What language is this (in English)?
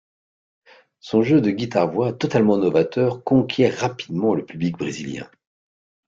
French